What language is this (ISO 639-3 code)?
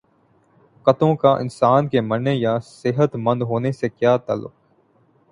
urd